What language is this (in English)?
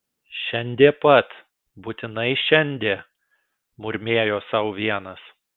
Lithuanian